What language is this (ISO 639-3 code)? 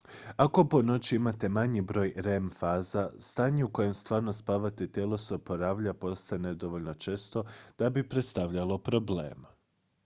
hrv